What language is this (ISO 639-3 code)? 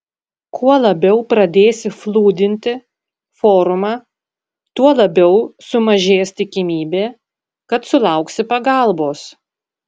lit